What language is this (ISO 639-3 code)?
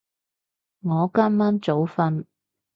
yue